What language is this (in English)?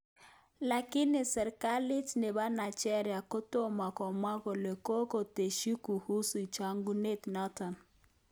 Kalenjin